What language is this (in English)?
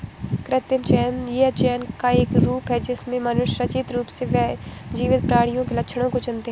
Hindi